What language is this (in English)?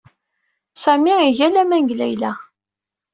Kabyle